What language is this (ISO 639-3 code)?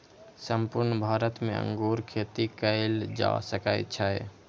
mai